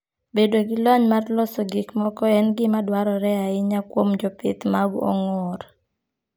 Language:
Luo (Kenya and Tanzania)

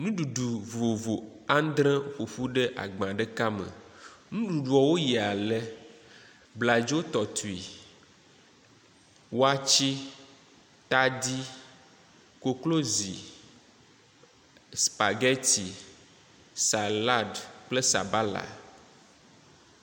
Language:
Ewe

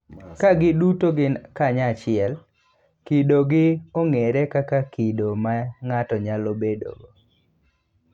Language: Luo (Kenya and Tanzania)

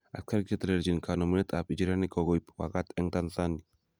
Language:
Kalenjin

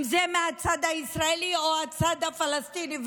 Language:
Hebrew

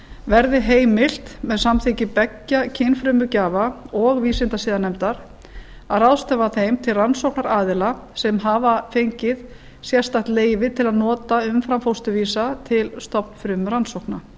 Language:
Icelandic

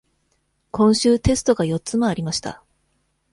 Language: Japanese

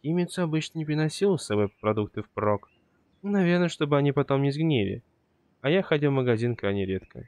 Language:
Russian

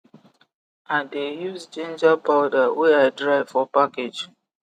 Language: Nigerian Pidgin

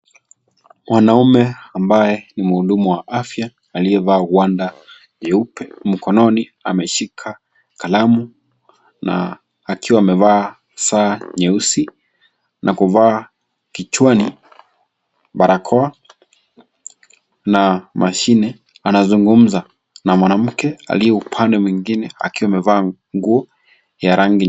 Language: Swahili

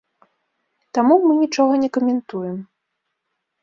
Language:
Belarusian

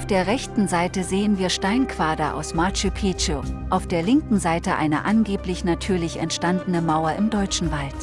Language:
German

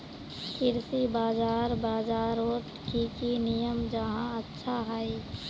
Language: Magahi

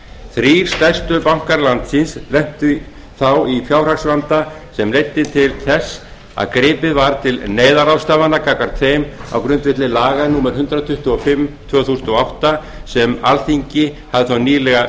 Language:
Icelandic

